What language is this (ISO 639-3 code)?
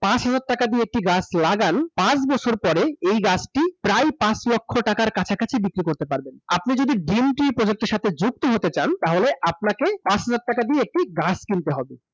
ben